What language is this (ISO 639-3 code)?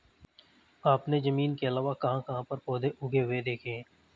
hin